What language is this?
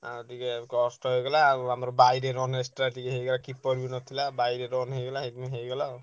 Odia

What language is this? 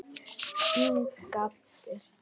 Icelandic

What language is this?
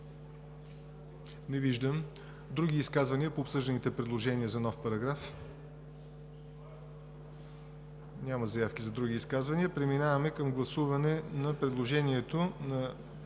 Bulgarian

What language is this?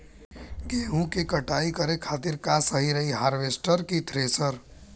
Bhojpuri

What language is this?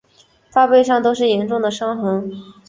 Chinese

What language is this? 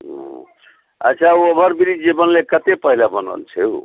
Maithili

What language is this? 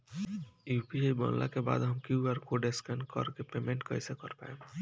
Bhojpuri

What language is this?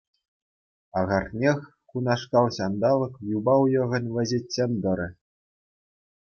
Chuvash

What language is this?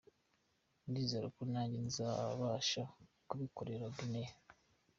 Kinyarwanda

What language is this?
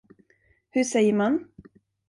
Swedish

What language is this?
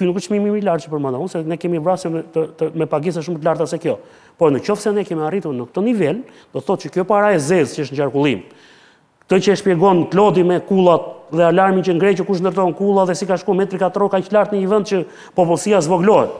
Romanian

